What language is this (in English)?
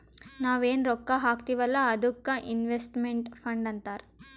Kannada